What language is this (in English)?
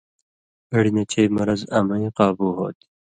Indus Kohistani